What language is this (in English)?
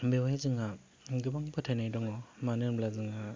Bodo